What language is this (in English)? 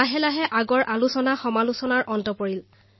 Assamese